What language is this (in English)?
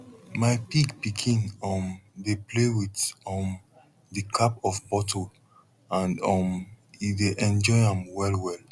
Nigerian Pidgin